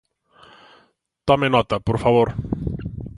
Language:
Galician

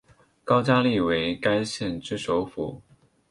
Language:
Chinese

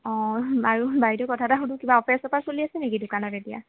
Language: Assamese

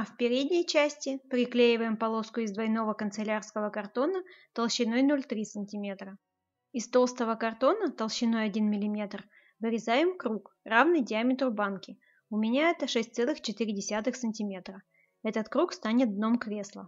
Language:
Russian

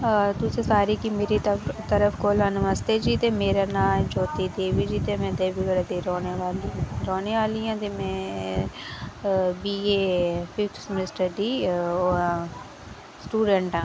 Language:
Dogri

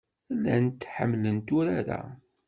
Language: Kabyle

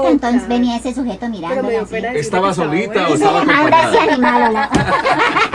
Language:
Spanish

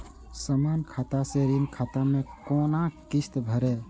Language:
Maithili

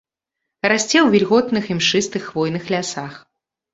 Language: Belarusian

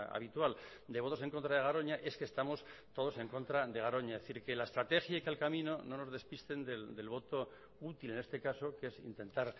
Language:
Spanish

